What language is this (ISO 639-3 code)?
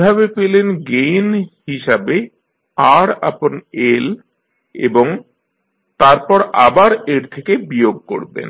ben